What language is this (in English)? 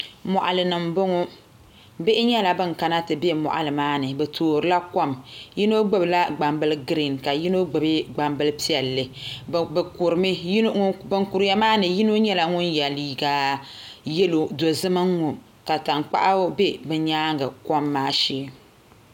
Dagbani